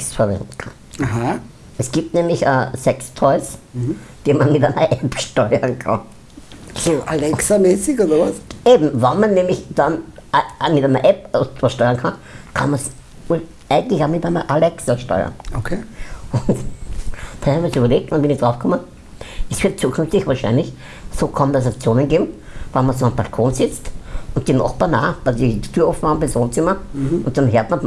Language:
German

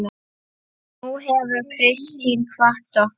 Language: Icelandic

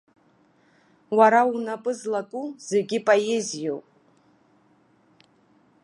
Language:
Abkhazian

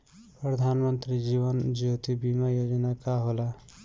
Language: Bhojpuri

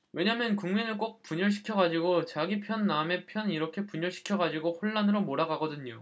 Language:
Korean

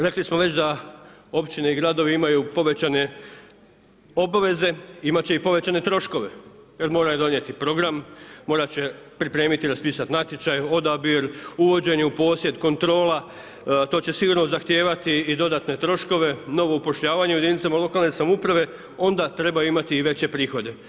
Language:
Croatian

